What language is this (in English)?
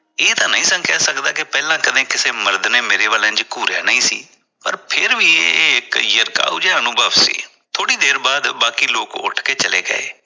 Punjabi